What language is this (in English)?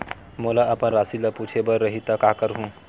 Chhattisgarhi